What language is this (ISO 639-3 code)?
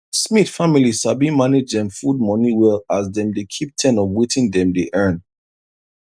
pcm